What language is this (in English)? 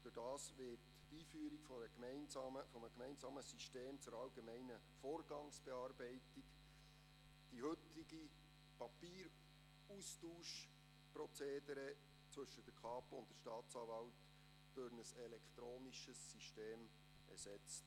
Swiss German